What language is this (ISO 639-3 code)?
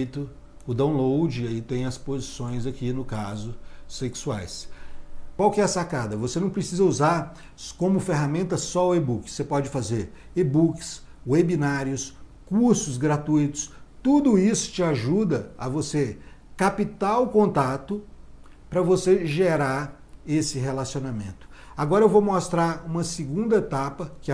por